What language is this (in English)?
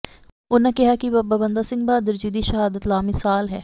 Punjabi